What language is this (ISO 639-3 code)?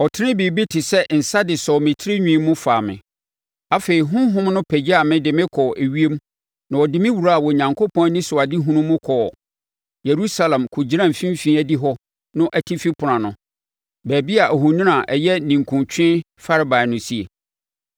aka